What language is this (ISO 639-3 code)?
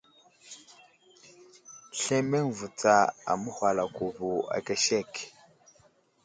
udl